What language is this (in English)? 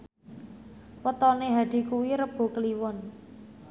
Javanese